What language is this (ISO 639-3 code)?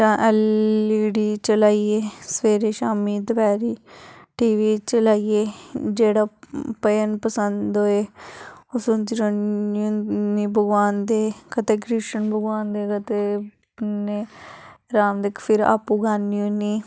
doi